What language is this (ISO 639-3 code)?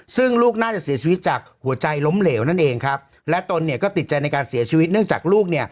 tha